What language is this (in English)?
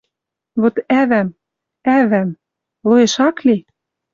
Western Mari